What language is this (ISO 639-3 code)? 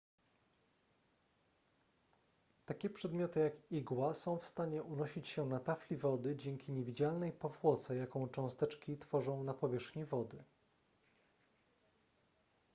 pol